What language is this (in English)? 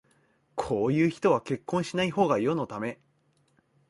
Japanese